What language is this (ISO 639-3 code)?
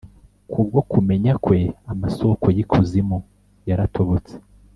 kin